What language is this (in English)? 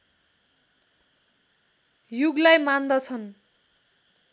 Nepali